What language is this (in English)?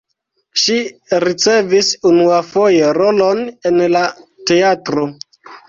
Esperanto